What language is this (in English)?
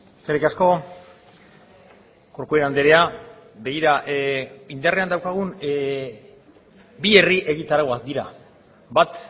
Basque